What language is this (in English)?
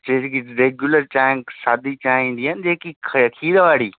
Sindhi